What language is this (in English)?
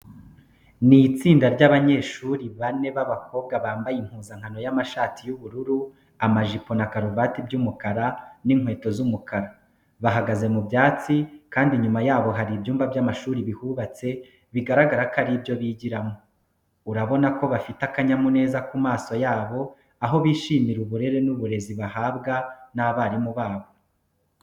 Kinyarwanda